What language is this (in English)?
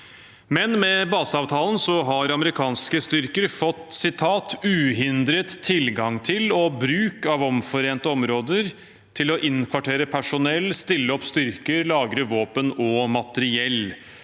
Norwegian